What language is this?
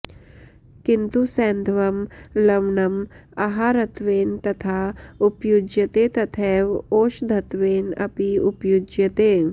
Sanskrit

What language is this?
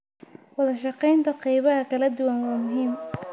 Somali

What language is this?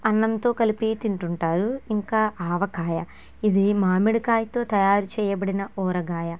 Telugu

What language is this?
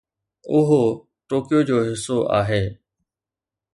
Sindhi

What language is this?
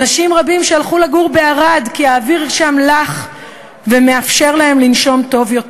Hebrew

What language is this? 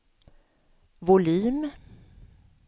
Swedish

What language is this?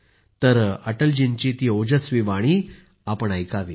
Marathi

